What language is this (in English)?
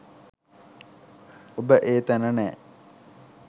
Sinhala